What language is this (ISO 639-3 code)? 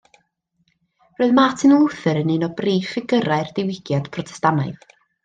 cym